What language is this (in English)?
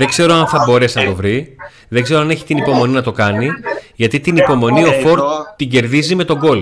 Greek